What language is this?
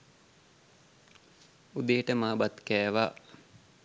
Sinhala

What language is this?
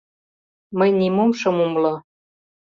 Mari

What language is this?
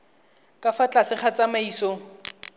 Tswana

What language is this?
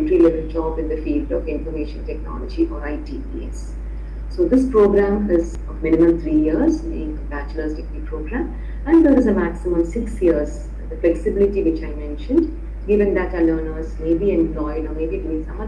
English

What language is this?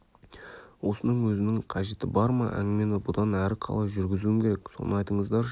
Kazakh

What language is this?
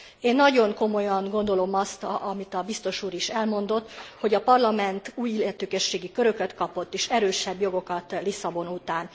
Hungarian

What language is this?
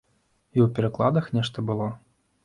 Belarusian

